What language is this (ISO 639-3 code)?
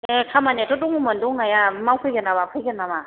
brx